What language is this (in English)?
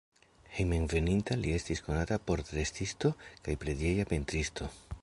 Esperanto